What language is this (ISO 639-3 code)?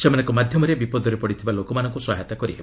ori